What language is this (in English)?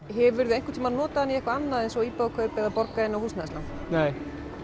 Icelandic